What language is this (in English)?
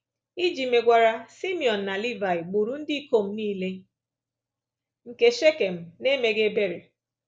Igbo